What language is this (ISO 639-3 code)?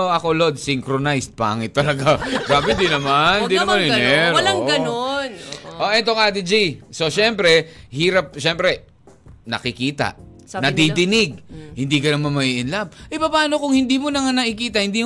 fil